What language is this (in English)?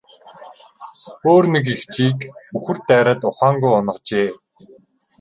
Mongolian